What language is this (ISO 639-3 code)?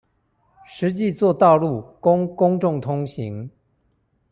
zho